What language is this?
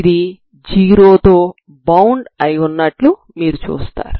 Telugu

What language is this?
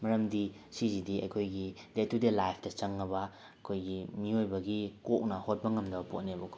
Manipuri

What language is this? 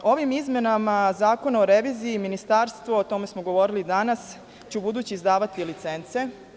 Serbian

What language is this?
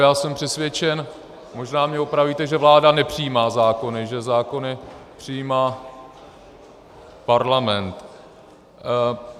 Czech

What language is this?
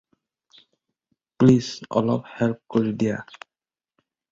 Assamese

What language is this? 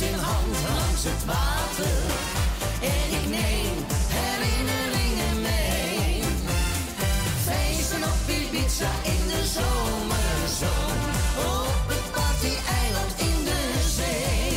Dutch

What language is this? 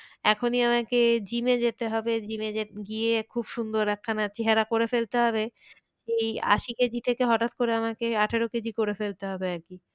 Bangla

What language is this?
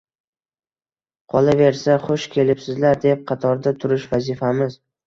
Uzbek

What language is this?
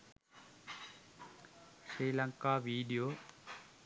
Sinhala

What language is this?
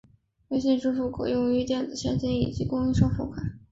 Chinese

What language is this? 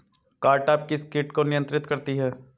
Hindi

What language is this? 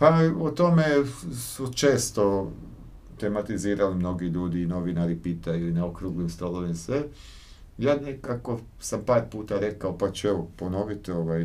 Croatian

